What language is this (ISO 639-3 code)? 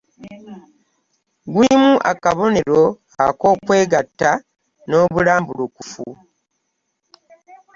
lug